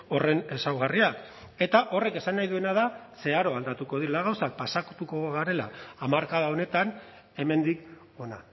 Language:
Basque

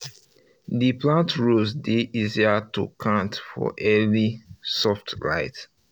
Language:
Nigerian Pidgin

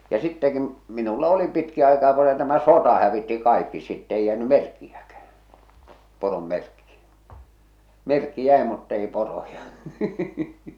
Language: Finnish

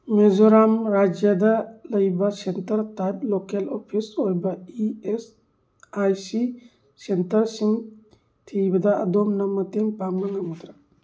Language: Manipuri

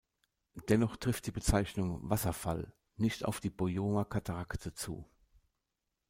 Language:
German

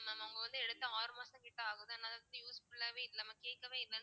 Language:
Tamil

